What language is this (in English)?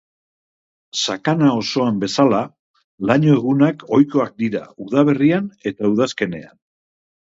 Basque